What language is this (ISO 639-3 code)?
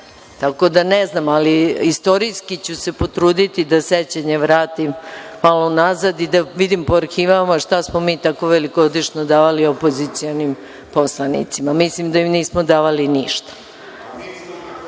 srp